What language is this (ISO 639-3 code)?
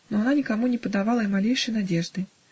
rus